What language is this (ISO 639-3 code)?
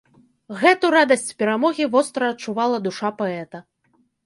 bel